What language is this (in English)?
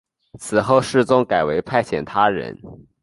Chinese